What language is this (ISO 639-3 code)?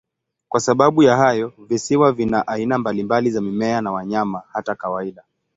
swa